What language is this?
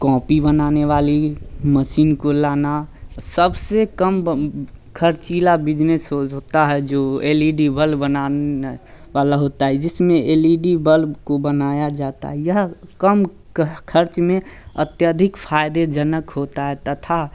Hindi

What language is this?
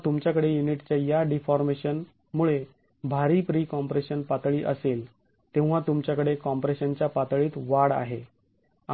Marathi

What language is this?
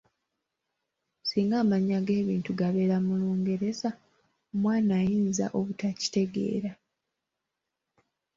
Ganda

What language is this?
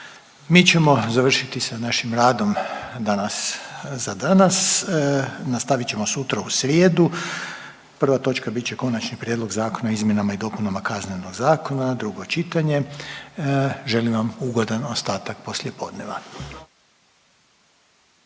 Croatian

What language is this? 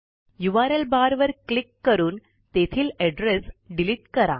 Marathi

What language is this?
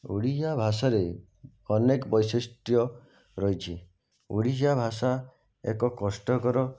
Odia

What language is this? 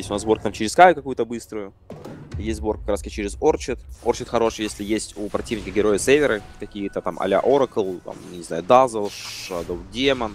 Russian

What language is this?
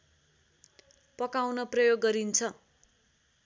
Nepali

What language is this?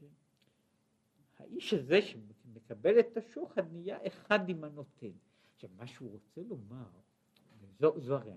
Hebrew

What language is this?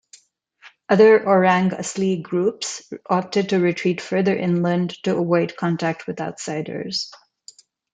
English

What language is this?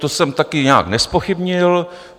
Czech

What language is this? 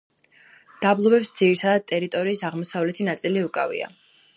Georgian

